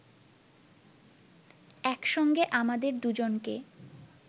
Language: Bangla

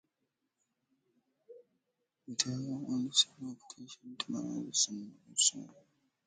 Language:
English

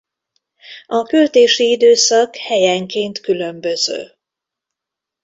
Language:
Hungarian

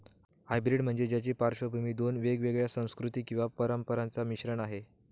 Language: Marathi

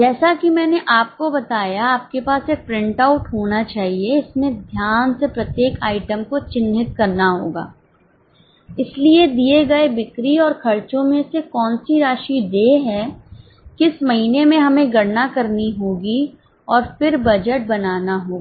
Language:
Hindi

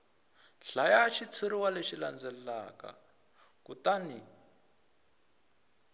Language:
Tsonga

